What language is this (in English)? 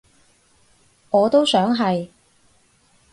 Cantonese